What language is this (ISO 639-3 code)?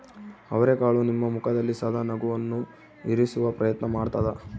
kan